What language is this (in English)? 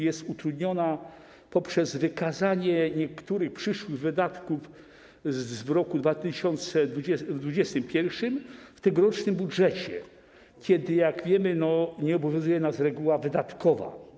Polish